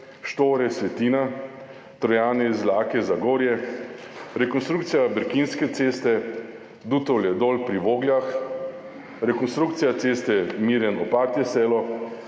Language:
Slovenian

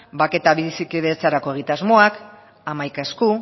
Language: Basque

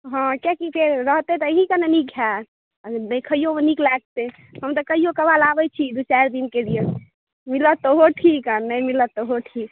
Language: Maithili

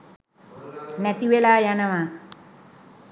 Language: Sinhala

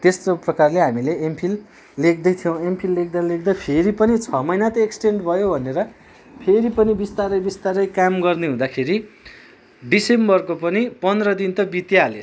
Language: Nepali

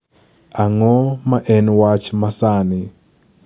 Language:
Luo (Kenya and Tanzania)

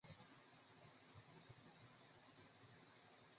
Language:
Chinese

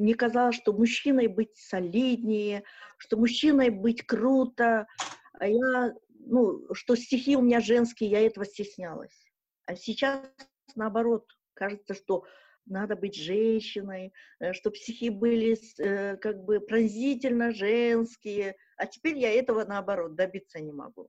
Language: Russian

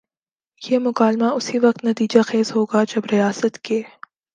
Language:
Urdu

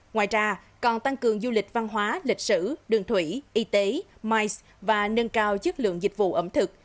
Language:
Vietnamese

